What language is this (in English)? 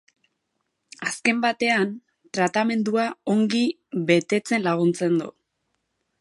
Basque